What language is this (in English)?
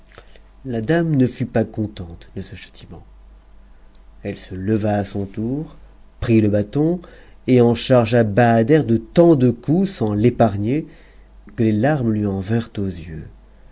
French